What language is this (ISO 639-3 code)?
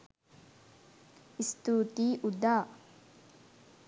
sin